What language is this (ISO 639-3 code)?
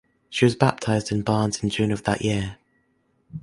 eng